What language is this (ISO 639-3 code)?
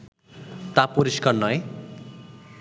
ben